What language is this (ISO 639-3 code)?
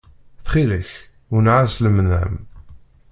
kab